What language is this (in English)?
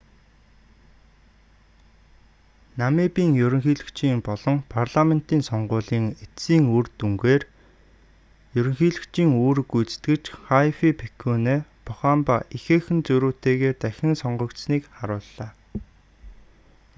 Mongolian